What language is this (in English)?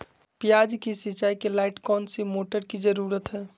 Magahi